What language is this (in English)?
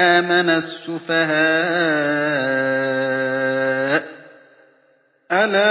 Arabic